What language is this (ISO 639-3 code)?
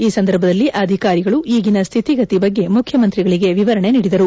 kan